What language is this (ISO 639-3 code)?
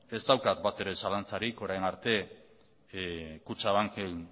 eus